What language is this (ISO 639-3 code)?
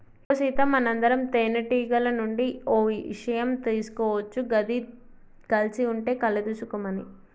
tel